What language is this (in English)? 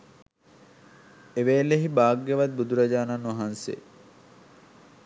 Sinhala